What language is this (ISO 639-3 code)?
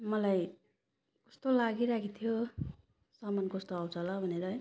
nep